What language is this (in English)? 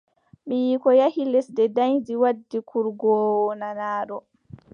Adamawa Fulfulde